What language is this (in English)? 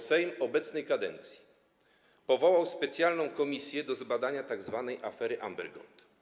Polish